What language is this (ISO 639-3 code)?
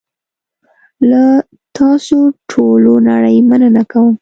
pus